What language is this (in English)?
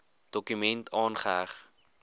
Afrikaans